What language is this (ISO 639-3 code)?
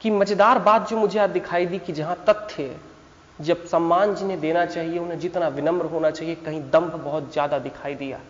hin